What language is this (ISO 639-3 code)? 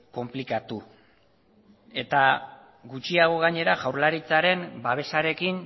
eus